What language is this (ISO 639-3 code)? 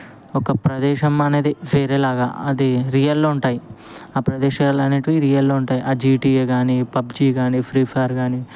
tel